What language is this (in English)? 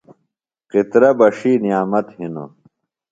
Phalura